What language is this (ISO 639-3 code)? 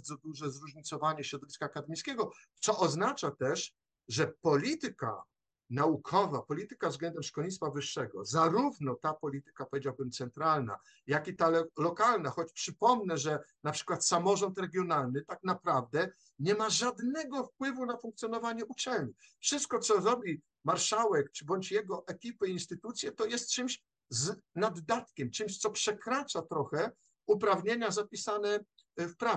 pol